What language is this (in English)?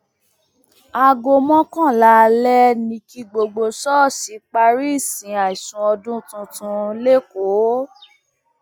Yoruba